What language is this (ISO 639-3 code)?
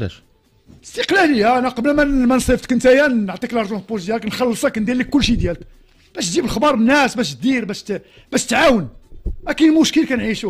ara